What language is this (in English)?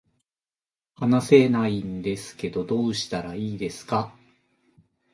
Japanese